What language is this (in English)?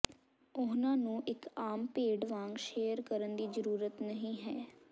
Punjabi